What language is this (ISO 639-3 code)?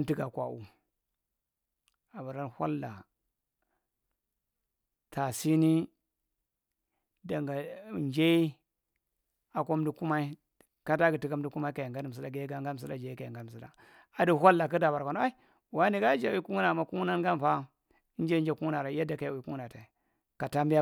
mrt